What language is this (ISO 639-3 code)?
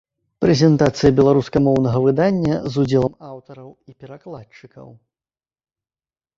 bel